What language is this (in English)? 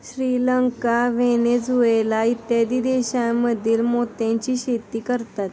Marathi